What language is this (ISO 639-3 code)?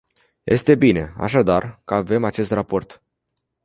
ron